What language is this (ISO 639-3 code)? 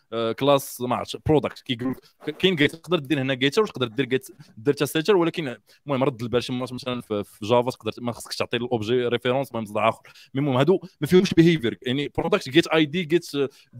ara